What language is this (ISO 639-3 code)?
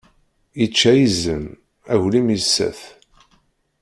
kab